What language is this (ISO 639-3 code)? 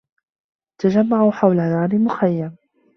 ara